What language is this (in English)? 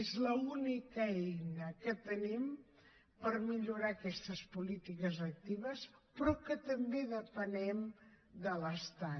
Catalan